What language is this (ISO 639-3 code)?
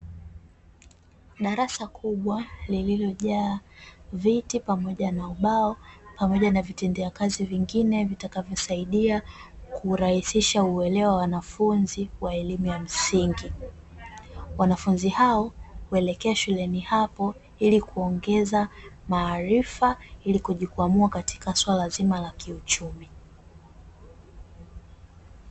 swa